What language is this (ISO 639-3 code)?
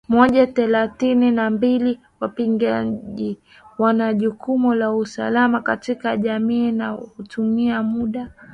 swa